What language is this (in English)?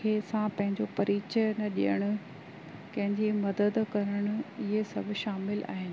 Sindhi